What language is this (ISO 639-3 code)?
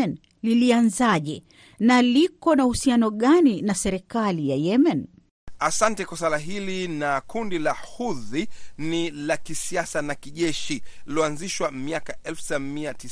swa